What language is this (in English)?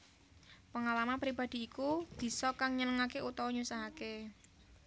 Javanese